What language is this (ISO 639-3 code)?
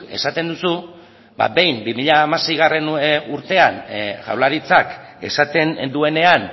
eus